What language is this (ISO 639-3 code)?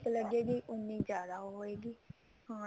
pan